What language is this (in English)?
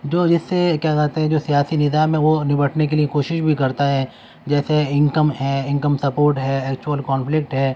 Urdu